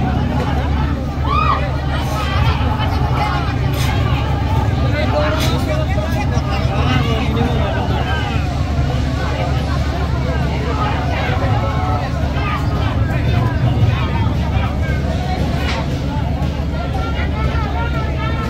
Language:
Indonesian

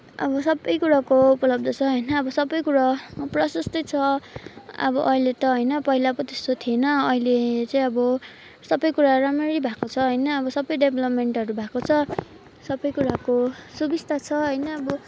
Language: Nepali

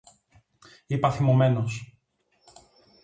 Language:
Greek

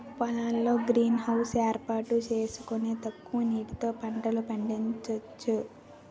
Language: Telugu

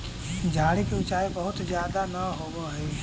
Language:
Magahi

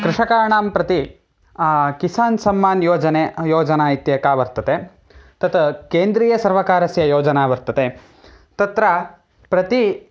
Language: Sanskrit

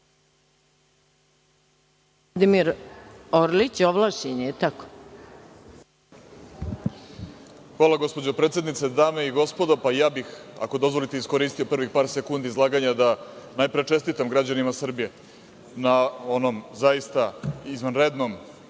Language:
Serbian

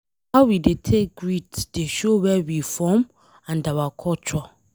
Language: Nigerian Pidgin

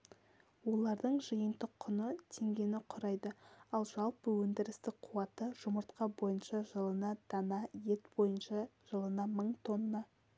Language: Kazakh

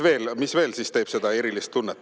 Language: Estonian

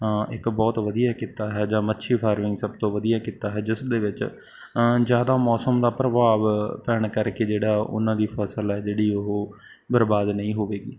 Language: Punjabi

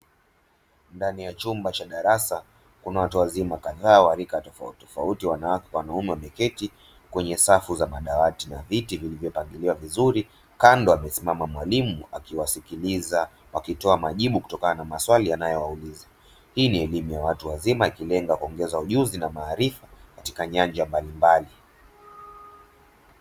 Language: Swahili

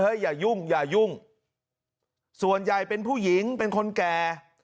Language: Thai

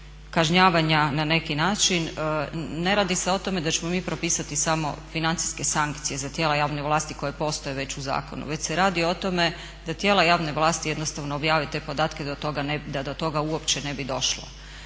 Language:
Croatian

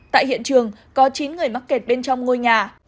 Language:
Vietnamese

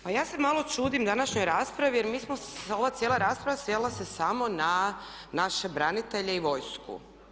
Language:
Croatian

